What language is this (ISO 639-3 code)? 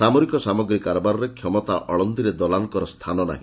ori